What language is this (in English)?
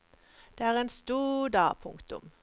Norwegian